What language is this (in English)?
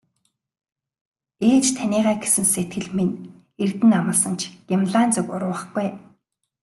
Mongolian